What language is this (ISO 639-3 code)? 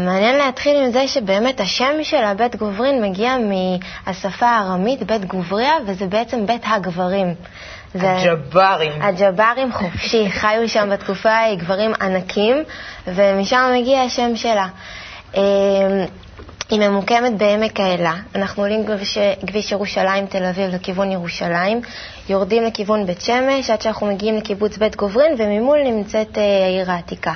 heb